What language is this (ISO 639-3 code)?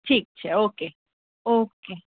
guj